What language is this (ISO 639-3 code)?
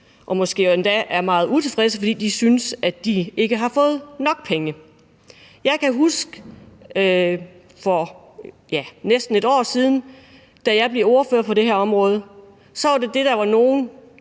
dan